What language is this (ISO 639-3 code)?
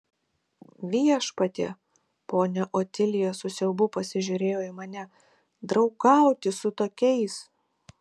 lit